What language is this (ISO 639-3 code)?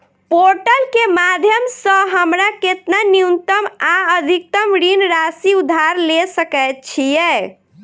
mai